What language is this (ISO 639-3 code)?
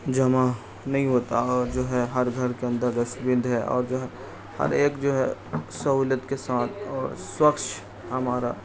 urd